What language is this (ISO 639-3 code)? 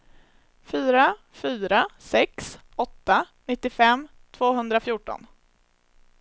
swe